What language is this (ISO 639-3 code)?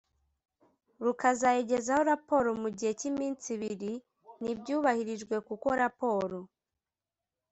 kin